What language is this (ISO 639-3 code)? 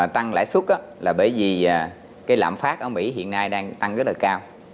vie